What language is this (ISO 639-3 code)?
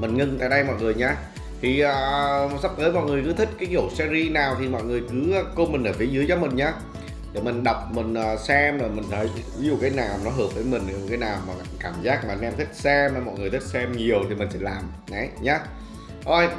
vie